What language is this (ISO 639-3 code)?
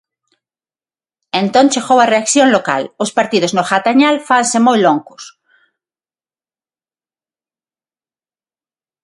glg